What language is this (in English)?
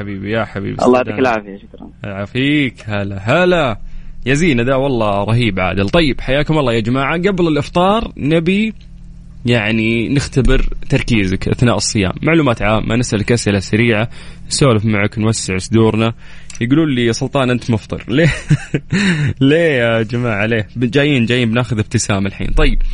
Arabic